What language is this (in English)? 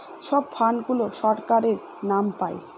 Bangla